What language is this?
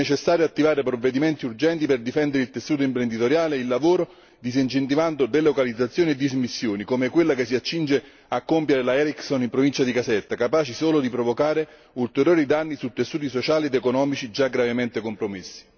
Italian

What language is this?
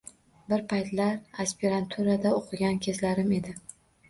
Uzbek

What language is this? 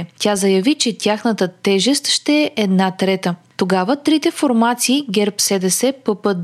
Bulgarian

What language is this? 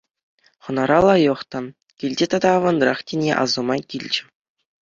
Chuvash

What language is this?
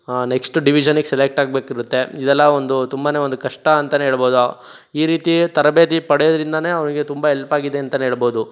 Kannada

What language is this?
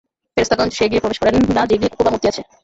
Bangla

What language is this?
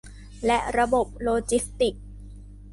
Thai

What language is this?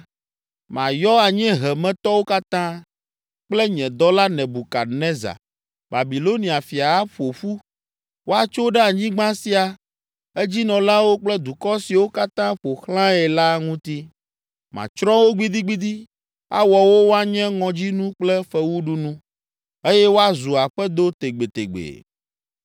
Ewe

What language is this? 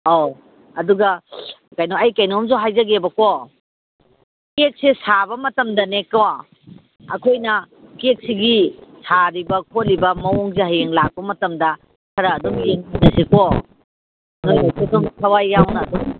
Manipuri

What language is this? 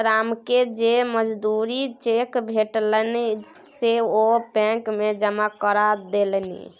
Maithili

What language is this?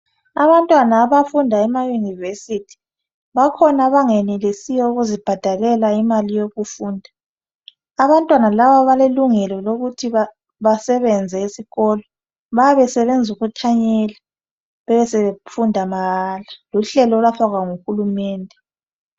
North Ndebele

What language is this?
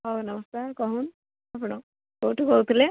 Odia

